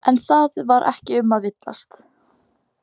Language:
Icelandic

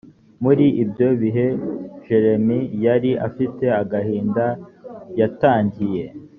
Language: Kinyarwanda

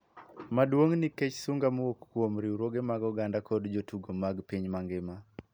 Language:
Luo (Kenya and Tanzania)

